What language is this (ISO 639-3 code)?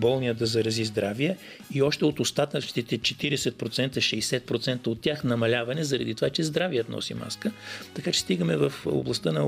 bul